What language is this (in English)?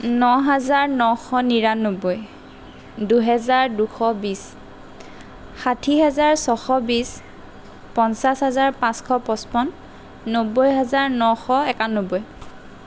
Assamese